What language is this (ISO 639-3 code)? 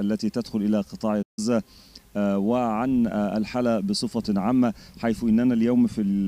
ara